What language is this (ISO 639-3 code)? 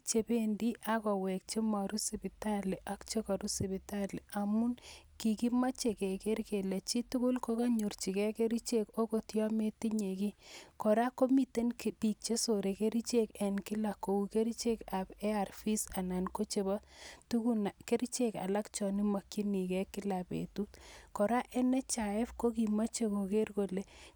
kln